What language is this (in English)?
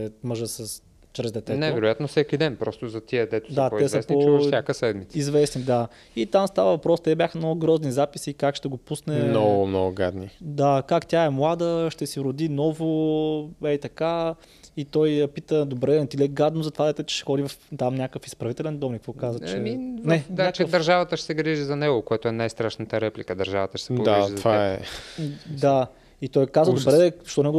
Bulgarian